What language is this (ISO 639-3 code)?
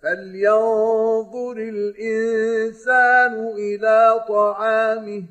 ara